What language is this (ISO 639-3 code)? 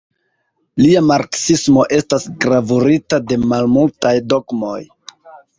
epo